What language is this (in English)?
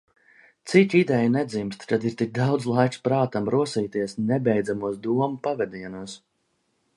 Latvian